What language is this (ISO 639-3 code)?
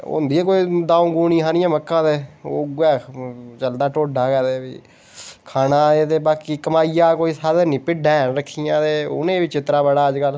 doi